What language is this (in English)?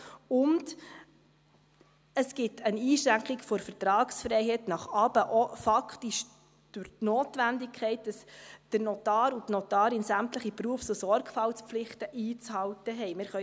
Swiss German